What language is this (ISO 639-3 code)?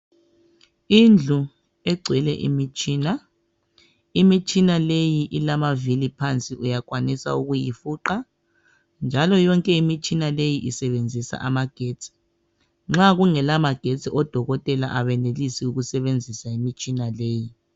nde